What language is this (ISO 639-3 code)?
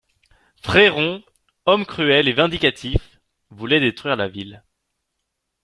fra